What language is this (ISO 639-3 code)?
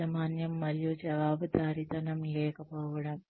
tel